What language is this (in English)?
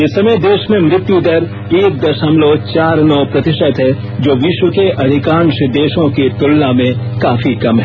Hindi